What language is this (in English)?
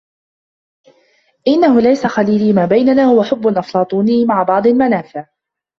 Arabic